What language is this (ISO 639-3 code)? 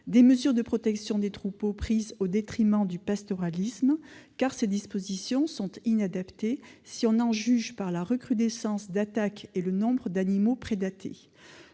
fra